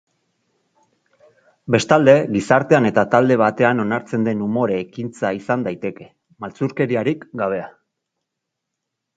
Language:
Basque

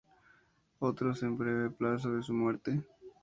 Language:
Spanish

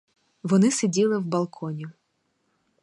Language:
Ukrainian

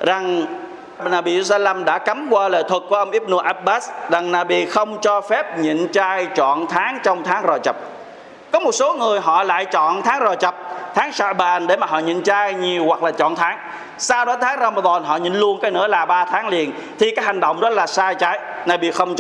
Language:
Vietnamese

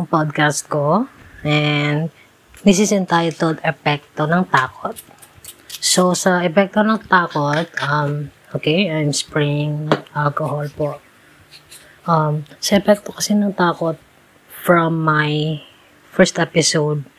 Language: Filipino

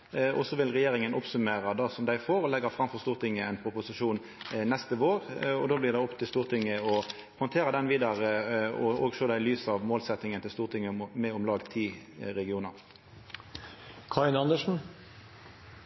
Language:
Norwegian Nynorsk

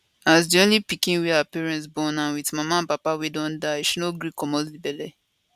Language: Nigerian Pidgin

